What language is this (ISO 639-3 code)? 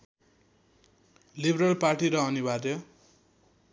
nep